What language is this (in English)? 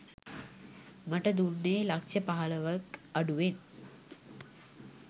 Sinhala